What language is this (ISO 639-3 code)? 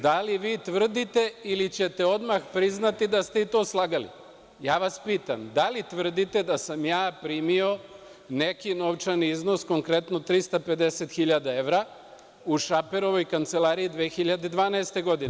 srp